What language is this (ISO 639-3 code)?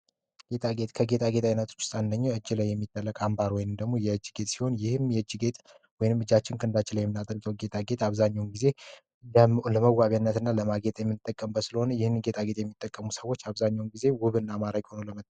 amh